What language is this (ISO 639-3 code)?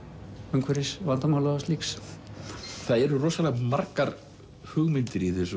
isl